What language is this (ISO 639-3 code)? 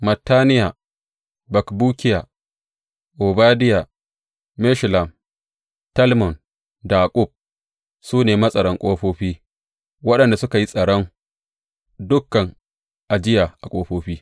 hau